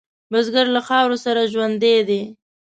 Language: Pashto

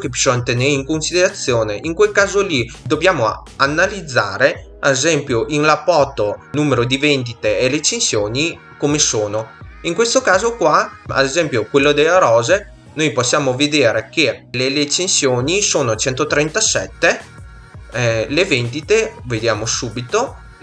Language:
Italian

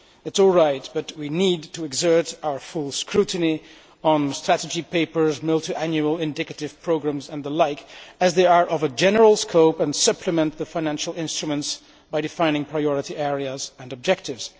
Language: English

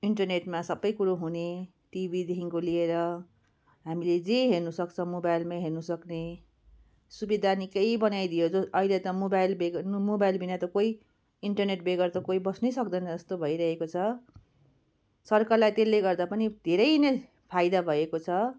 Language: Nepali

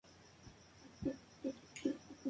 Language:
Spanish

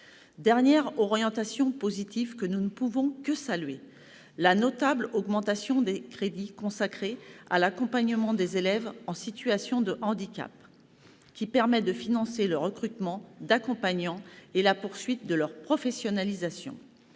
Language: French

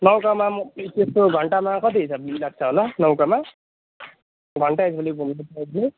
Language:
Nepali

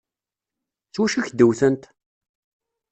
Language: Kabyle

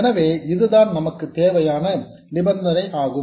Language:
Tamil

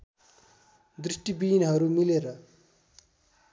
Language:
Nepali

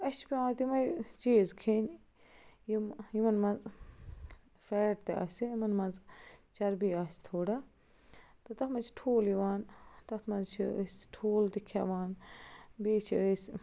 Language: Kashmiri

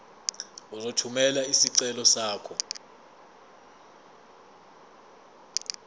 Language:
Zulu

